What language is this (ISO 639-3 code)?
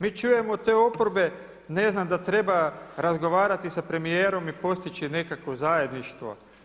hrv